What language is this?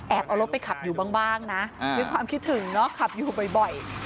Thai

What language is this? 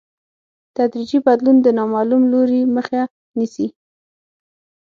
Pashto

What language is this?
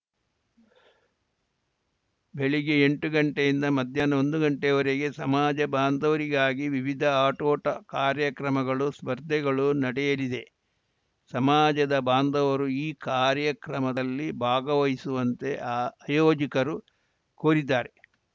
Kannada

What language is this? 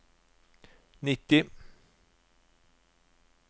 Norwegian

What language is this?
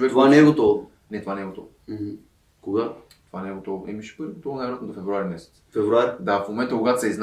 Bulgarian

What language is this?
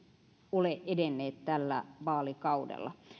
Finnish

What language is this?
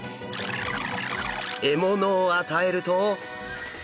Japanese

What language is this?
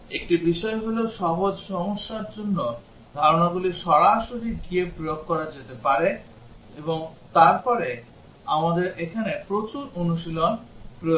Bangla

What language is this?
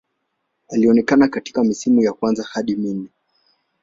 Swahili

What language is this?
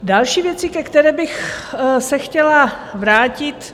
Czech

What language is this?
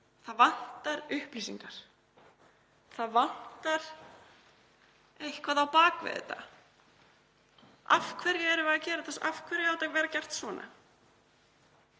Icelandic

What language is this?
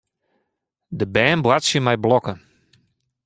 Western Frisian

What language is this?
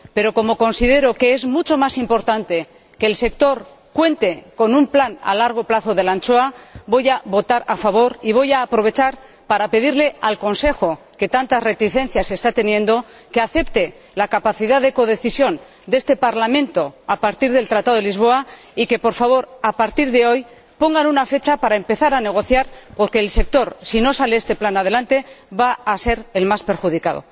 Spanish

